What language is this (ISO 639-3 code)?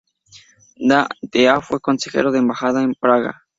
spa